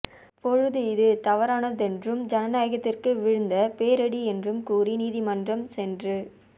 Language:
Tamil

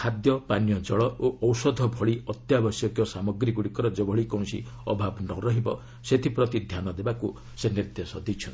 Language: Odia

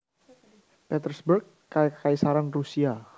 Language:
Javanese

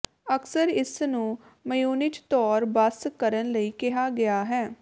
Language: Punjabi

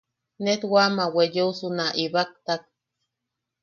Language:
Yaqui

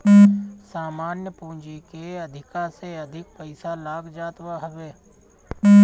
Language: Bhojpuri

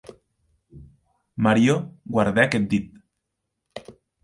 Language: Occitan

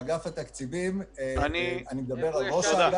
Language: Hebrew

